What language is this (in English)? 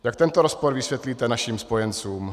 Czech